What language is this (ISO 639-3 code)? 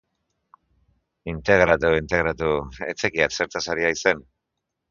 eus